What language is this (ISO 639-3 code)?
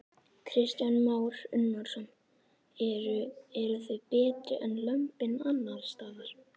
isl